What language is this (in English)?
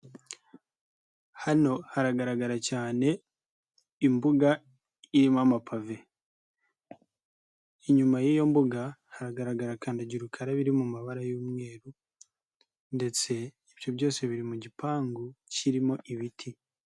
Kinyarwanda